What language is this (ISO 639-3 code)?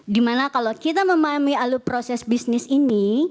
ind